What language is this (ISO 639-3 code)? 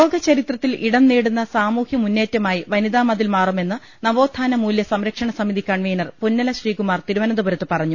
mal